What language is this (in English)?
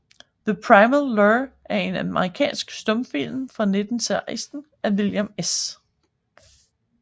Danish